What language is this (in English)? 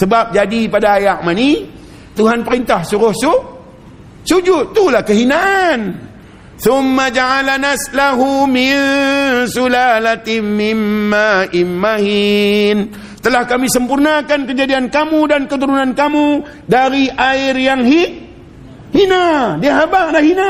Malay